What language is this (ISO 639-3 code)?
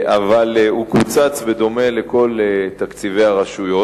heb